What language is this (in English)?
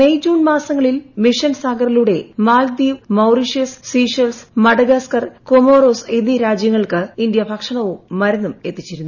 Malayalam